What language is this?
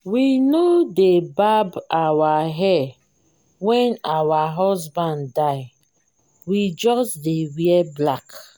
Nigerian Pidgin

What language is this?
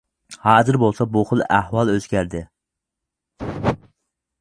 Uyghur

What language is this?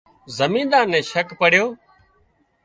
Wadiyara Koli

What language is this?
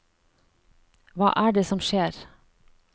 Norwegian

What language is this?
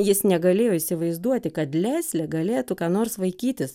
Lithuanian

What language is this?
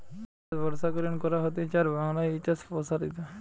Bangla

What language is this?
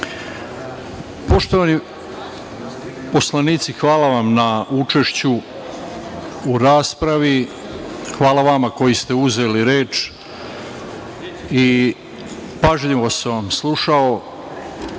Serbian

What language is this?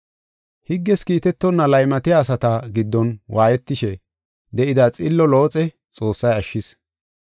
Gofa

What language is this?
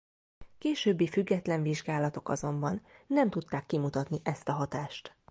Hungarian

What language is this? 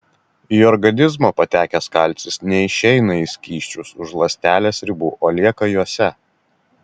Lithuanian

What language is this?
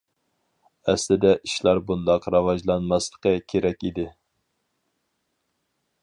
Uyghur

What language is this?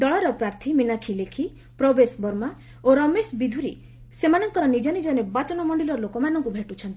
Odia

